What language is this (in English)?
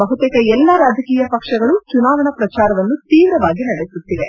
Kannada